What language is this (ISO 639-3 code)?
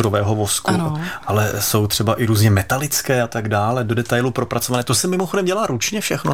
ces